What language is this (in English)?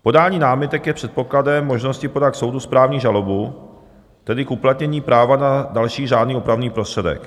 Czech